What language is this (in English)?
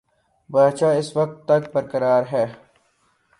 Urdu